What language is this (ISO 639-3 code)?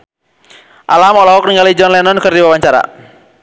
sun